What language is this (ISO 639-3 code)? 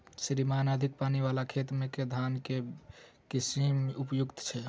mai